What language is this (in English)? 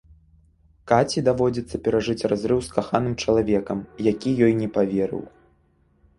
Belarusian